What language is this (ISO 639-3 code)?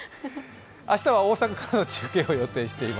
jpn